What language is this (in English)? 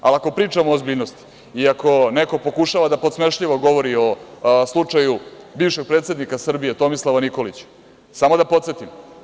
Serbian